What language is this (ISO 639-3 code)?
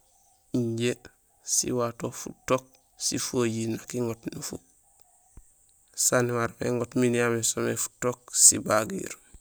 gsl